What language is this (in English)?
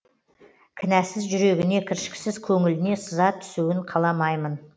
Kazakh